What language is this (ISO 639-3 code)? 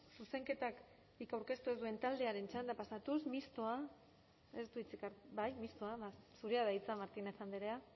eus